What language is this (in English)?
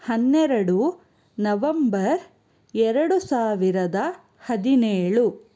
Kannada